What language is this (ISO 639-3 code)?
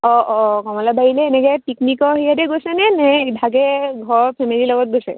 asm